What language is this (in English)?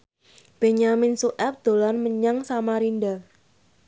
Javanese